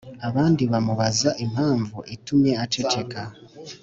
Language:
Kinyarwanda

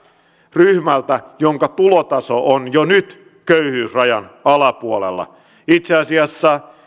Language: Finnish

